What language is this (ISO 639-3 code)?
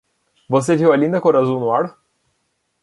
por